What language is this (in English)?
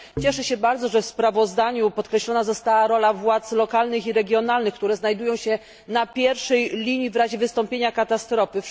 Polish